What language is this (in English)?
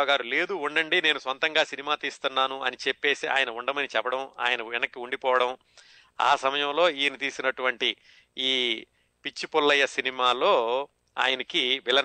Telugu